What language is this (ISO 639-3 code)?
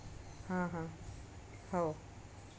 mar